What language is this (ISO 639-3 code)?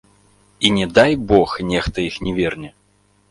bel